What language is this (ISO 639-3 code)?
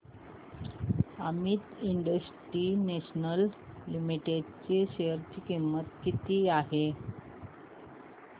mar